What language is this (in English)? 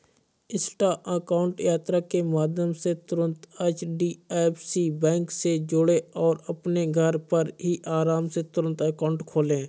Hindi